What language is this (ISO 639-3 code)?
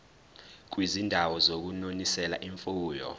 zul